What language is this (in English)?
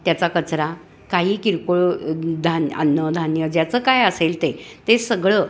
Marathi